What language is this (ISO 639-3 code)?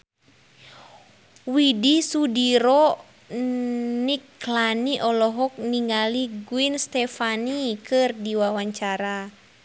sun